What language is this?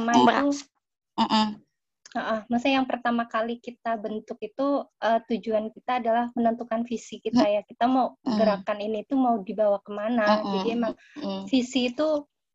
Indonesian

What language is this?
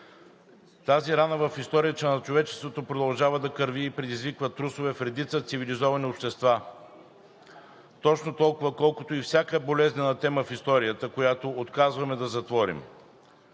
Bulgarian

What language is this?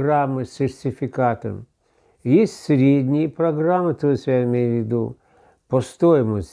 Russian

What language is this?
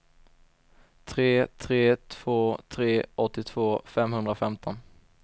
Swedish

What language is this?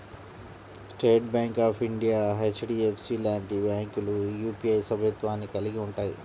Telugu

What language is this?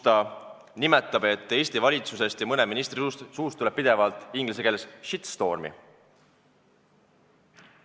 Estonian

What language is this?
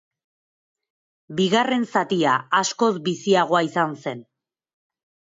Basque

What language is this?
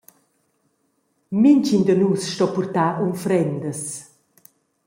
Romansh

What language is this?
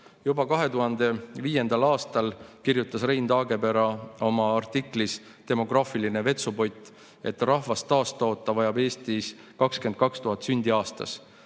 Estonian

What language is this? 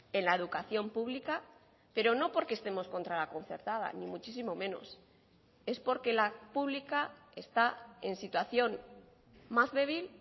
Spanish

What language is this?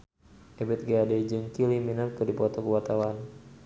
Sundanese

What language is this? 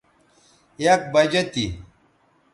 Bateri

